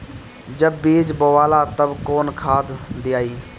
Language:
Bhojpuri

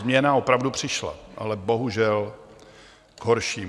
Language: Czech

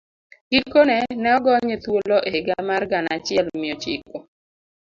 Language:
Luo (Kenya and Tanzania)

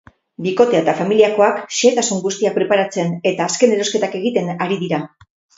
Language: Basque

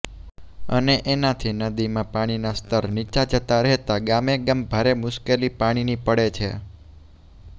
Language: Gujarati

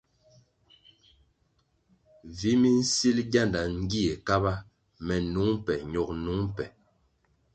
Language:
Kwasio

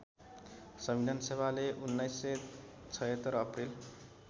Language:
Nepali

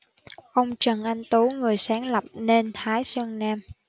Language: Vietnamese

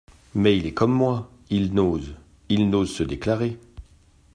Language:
French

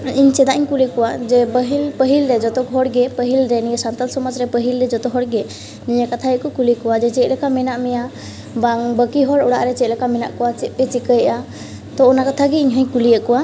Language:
Santali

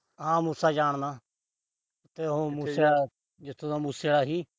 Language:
Punjabi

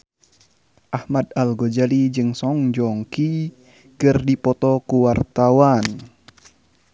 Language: Sundanese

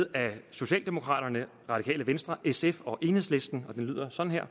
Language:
Danish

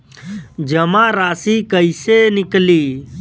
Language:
Bhojpuri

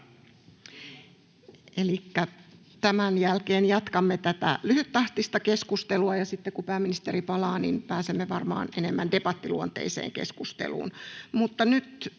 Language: Finnish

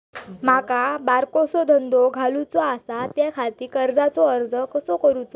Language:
Marathi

